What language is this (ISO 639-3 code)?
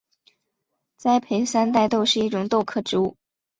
zho